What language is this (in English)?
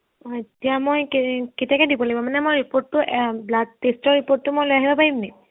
Assamese